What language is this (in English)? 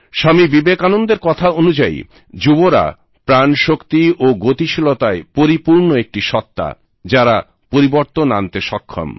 Bangla